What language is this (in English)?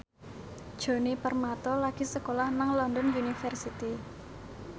Javanese